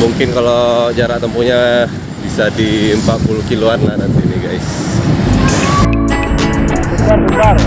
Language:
Indonesian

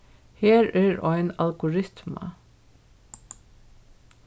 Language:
Faroese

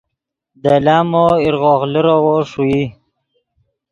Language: Yidgha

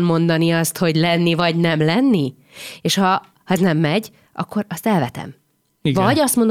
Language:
Hungarian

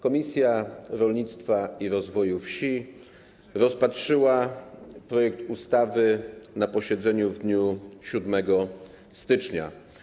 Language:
Polish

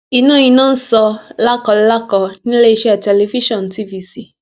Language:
Yoruba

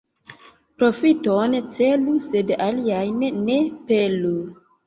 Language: Esperanto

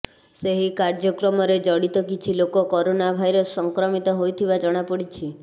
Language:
Odia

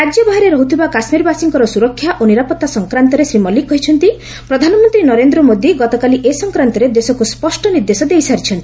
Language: Odia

